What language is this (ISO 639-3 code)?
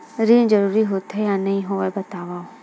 hne